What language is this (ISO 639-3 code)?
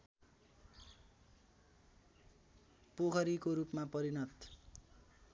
nep